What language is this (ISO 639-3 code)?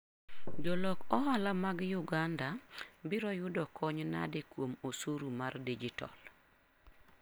luo